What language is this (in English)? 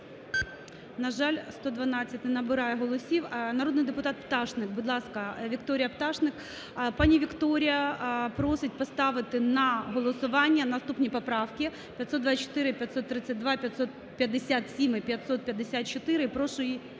Ukrainian